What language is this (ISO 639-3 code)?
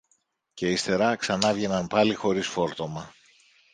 ell